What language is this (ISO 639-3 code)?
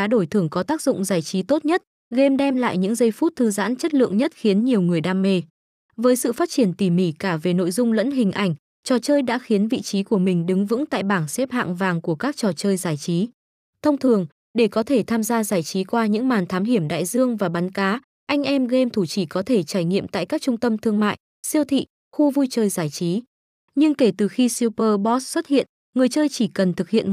vie